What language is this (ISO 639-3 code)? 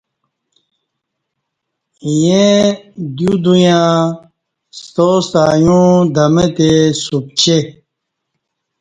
bsh